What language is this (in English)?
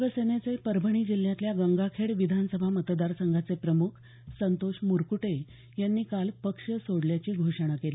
Marathi